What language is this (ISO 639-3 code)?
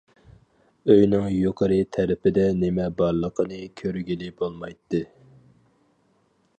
uig